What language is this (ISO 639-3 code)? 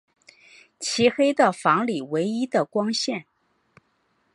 zho